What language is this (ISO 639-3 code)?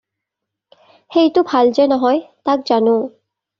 asm